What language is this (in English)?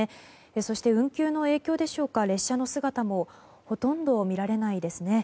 Japanese